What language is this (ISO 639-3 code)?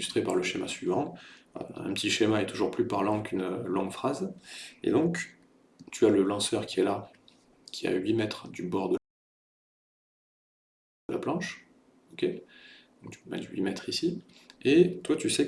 fra